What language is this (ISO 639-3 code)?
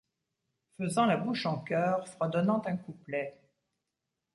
fra